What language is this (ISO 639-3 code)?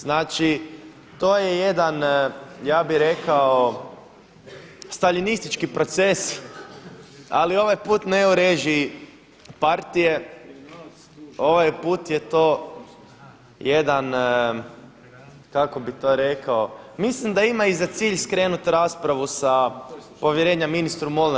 hrv